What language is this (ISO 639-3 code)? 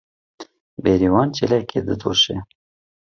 kur